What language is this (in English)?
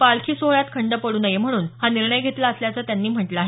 Marathi